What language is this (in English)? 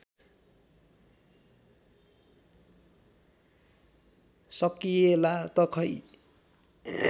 Nepali